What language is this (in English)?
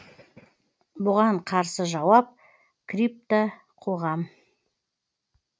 Kazakh